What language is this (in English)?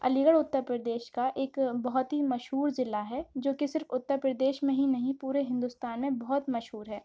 Urdu